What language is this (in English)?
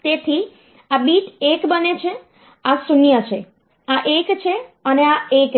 Gujarati